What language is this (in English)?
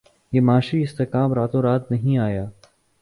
Urdu